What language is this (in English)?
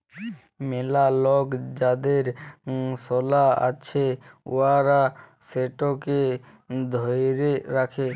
Bangla